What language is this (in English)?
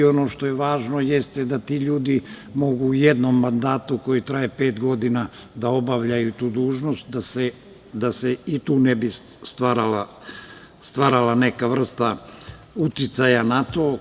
Serbian